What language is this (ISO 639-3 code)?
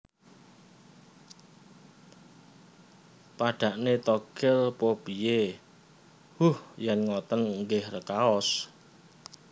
jav